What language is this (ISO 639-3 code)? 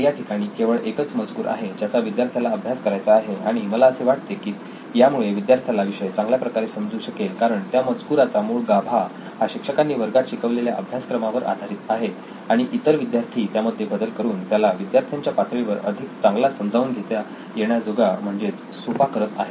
mar